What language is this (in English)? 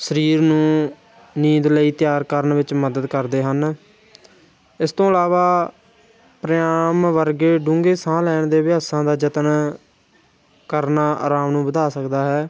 Punjabi